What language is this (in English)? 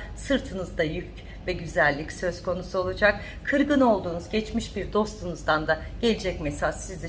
Turkish